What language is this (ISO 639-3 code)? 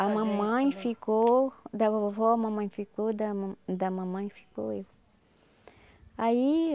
por